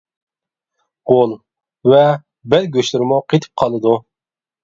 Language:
Uyghur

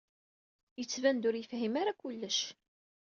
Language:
Kabyle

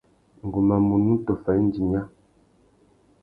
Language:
Tuki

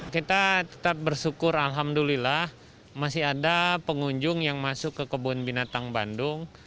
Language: Indonesian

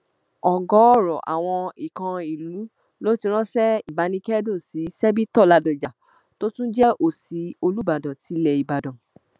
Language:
Yoruba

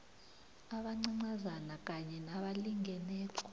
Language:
South Ndebele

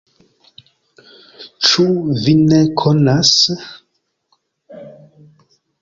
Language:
Esperanto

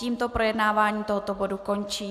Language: Czech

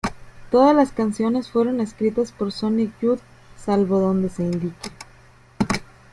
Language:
Spanish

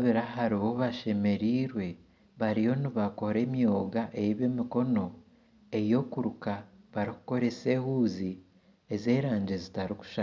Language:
Nyankole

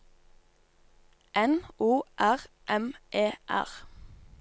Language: Norwegian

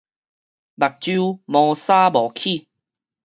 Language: Min Nan Chinese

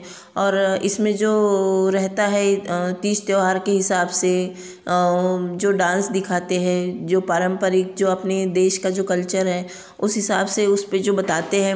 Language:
Hindi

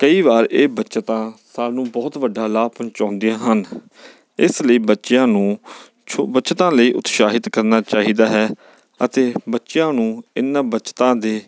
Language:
Punjabi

